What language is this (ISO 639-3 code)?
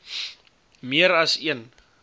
afr